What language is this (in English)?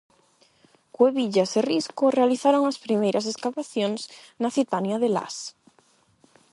Galician